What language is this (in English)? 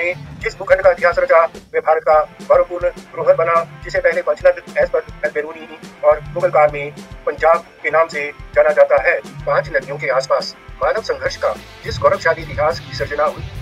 Hindi